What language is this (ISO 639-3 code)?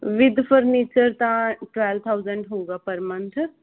pan